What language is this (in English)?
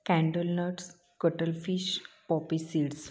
Marathi